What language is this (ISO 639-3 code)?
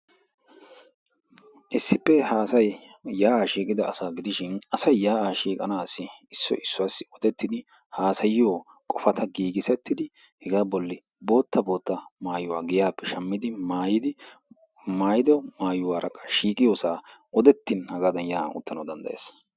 wal